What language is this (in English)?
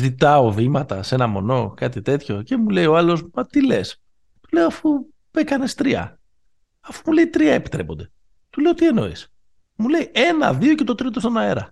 Greek